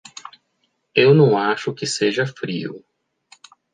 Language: Portuguese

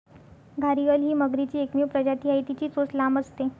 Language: Marathi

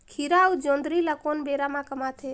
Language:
Chhattisgarhi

